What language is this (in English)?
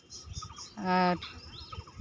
Santali